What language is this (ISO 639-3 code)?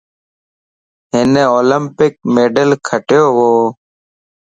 lss